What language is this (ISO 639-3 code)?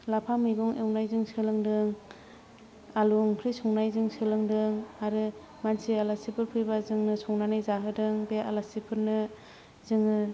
brx